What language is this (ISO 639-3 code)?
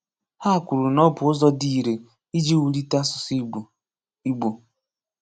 ibo